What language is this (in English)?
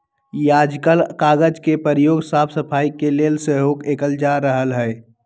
Magahi